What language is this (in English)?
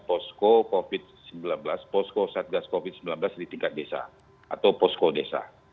Indonesian